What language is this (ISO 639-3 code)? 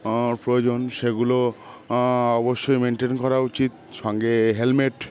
ben